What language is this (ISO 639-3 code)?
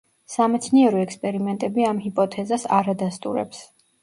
kat